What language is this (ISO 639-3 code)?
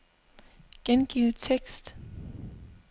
dan